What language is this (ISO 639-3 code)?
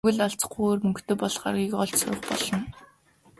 mon